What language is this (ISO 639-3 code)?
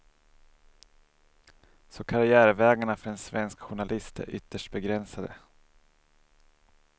swe